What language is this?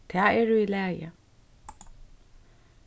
Faroese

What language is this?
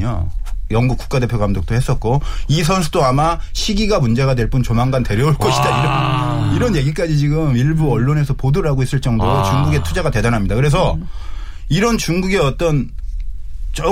Korean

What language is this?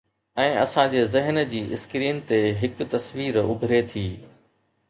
Sindhi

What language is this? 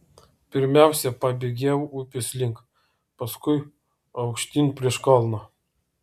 Lithuanian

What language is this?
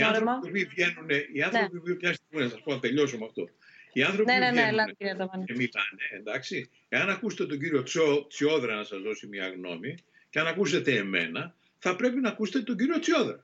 Greek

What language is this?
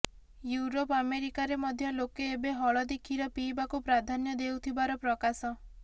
Odia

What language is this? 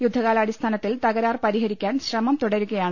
Malayalam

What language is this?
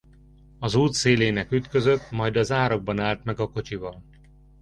Hungarian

